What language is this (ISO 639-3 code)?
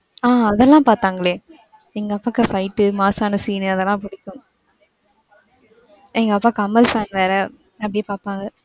tam